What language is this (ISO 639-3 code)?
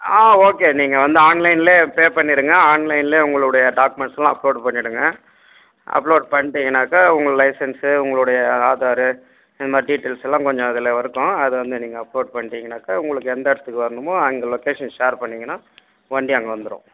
tam